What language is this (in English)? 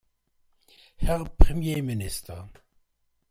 German